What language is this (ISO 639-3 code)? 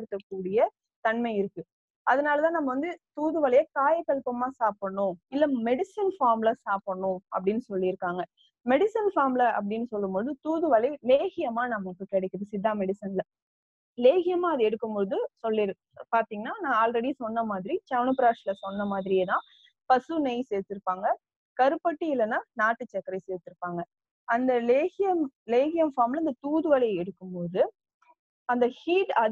tam